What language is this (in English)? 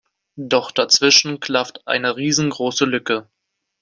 German